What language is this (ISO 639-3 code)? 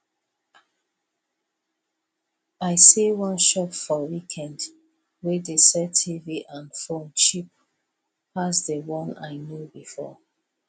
pcm